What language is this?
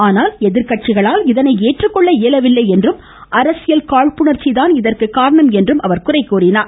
Tamil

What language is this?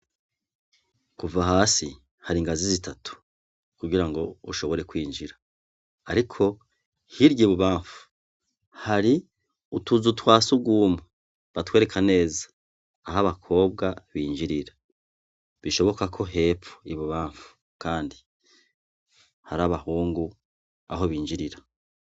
Rundi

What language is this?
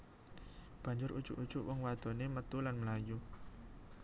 Javanese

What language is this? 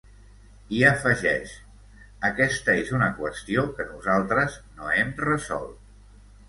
Catalan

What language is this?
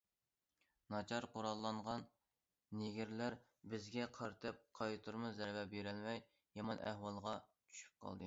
Uyghur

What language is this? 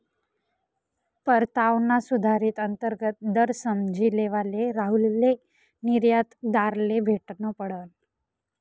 Marathi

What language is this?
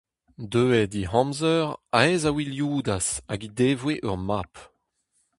Breton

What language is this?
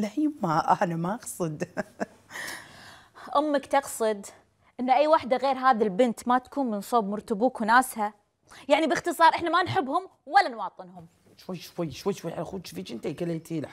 Arabic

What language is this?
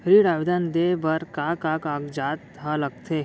Chhattisgarhi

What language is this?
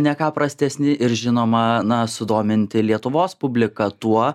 Lithuanian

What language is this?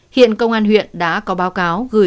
Vietnamese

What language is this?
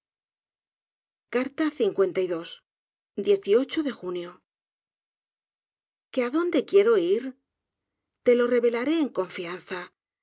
Spanish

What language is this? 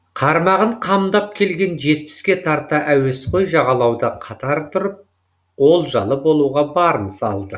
Kazakh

